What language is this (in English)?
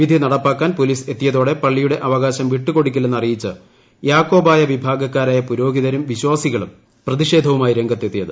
Malayalam